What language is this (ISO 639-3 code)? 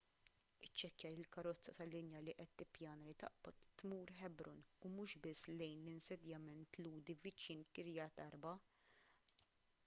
mlt